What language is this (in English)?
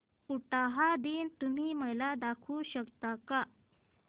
Marathi